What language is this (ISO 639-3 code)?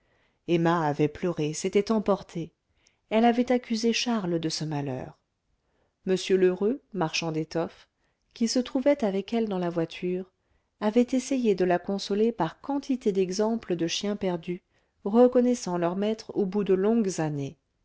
fra